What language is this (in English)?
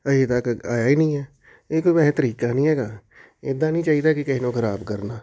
Punjabi